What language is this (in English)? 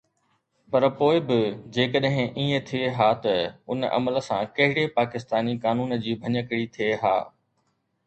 Sindhi